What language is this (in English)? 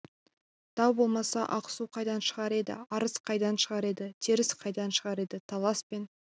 Kazakh